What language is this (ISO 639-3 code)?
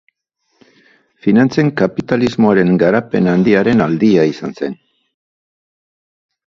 eus